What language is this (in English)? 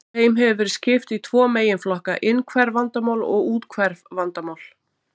Icelandic